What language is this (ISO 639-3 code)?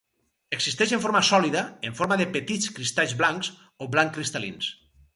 cat